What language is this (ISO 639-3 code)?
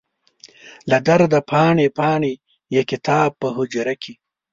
pus